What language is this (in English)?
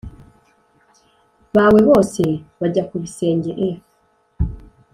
Kinyarwanda